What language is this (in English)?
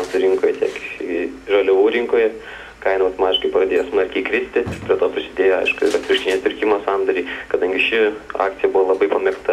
Lithuanian